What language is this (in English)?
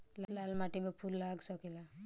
Bhojpuri